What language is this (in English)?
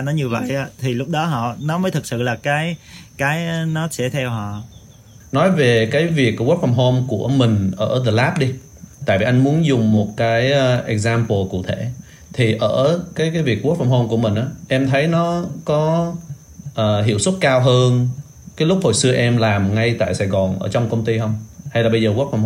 Vietnamese